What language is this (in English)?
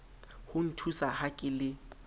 Southern Sotho